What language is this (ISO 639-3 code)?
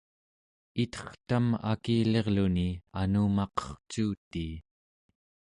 esu